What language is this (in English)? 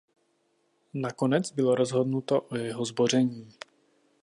Czech